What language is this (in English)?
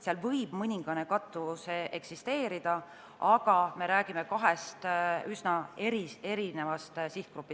Estonian